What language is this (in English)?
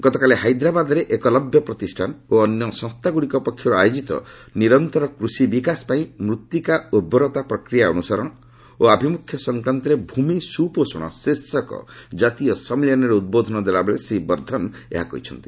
Odia